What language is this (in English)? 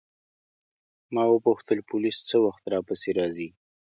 Pashto